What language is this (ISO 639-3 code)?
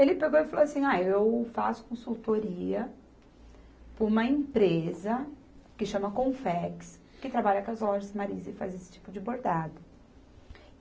por